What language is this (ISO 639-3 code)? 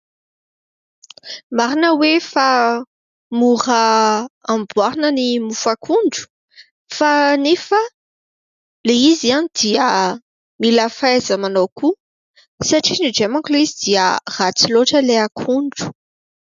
mlg